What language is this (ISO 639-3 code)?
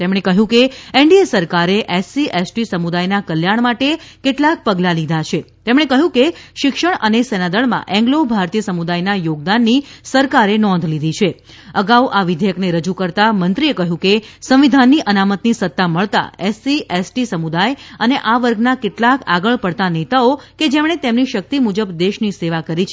guj